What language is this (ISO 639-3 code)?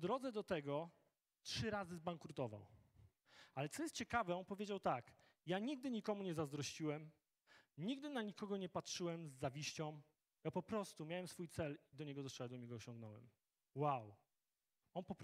pol